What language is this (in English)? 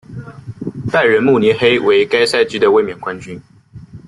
Chinese